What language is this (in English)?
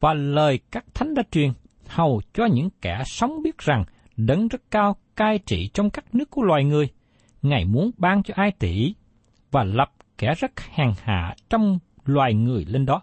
Vietnamese